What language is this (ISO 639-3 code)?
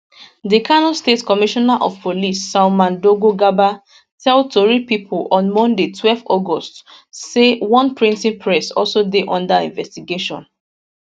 pcm